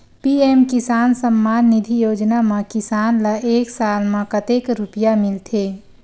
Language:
Chhattisgarhi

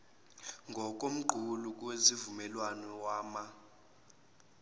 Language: Zulu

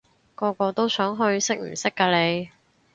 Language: Cantonese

